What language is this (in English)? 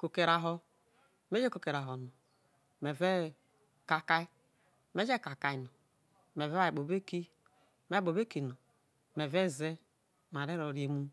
Isoko